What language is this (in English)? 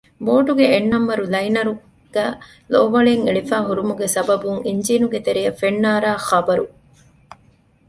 Divehi